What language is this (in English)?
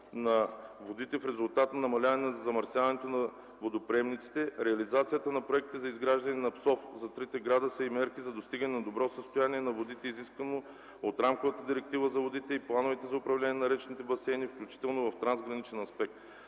Bulgarian